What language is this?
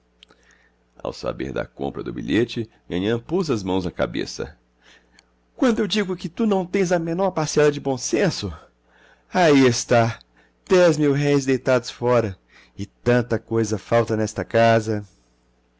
Portuguese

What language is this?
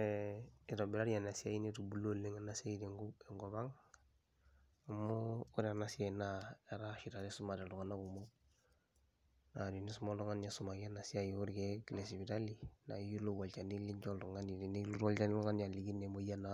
Masai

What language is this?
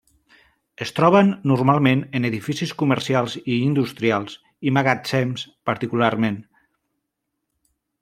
Catalan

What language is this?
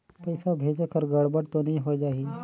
Chhattisgarhi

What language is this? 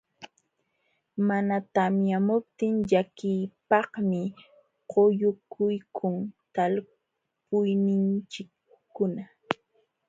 Jauja Wanca Quechua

